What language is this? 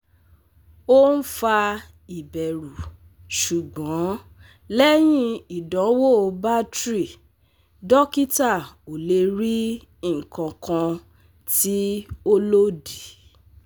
Yoruba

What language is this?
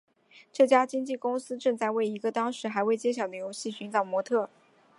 Chinese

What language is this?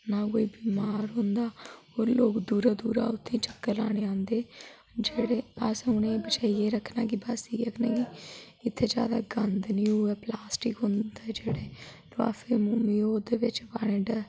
Dogri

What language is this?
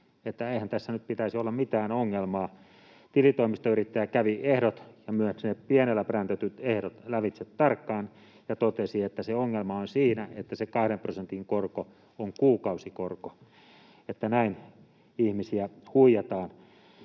Finnish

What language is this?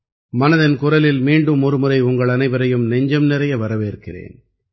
Tamil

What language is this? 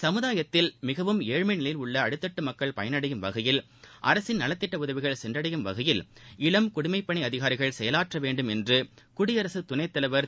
Tamil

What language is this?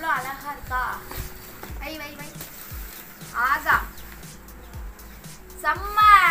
Hindi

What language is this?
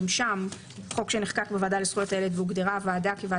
Hebrew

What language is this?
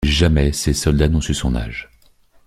French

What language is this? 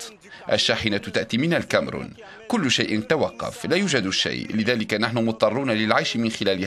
Arabic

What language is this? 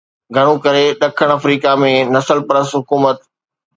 Sindhi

